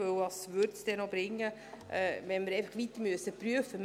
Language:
Swiss German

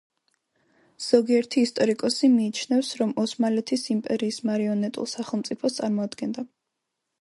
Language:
Georgian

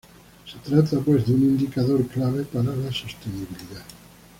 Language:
Spanish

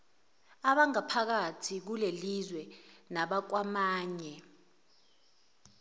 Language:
Zulu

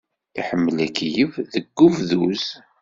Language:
Kabyle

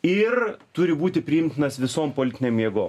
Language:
Lithuanian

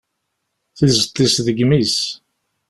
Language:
Kabyle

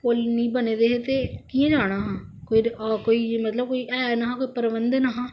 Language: Dogri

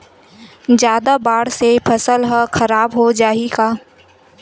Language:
Chhattisgarhi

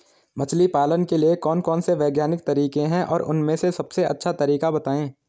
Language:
Hindi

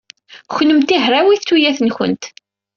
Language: Kabyle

